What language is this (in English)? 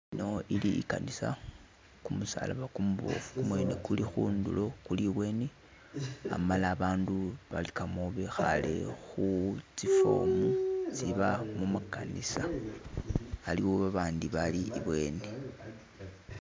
Masaaba